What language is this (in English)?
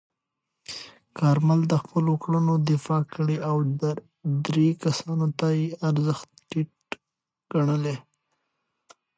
Pashto